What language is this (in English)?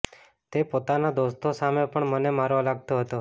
Gujarati